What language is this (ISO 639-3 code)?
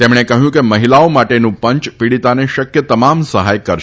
guj